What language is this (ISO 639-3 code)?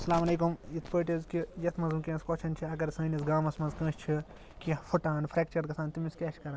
kas